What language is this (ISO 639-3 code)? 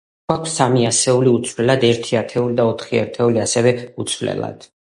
kat